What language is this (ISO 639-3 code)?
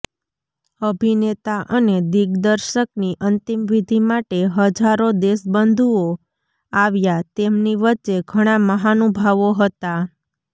guj